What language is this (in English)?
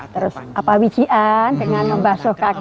Indonesian